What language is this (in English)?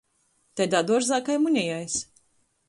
Latgalian